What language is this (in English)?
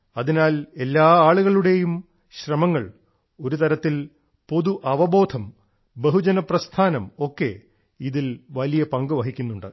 Malayalam